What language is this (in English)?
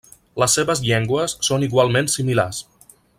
Catalan